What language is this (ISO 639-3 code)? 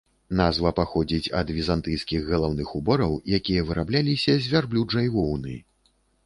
bel